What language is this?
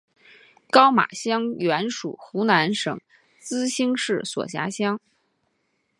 Chinese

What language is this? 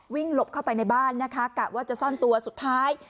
Thai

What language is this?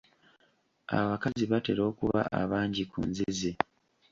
Ganda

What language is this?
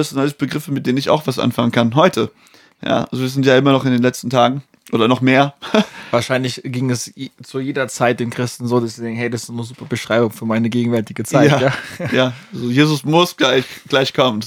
German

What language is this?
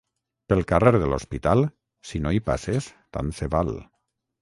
Catalan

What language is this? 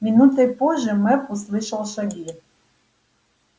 Russian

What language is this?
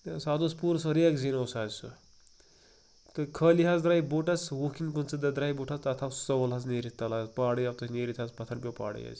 Kashmiri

